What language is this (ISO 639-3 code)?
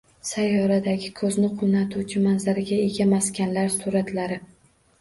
uzb